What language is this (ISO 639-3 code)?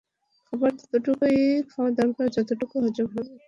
ben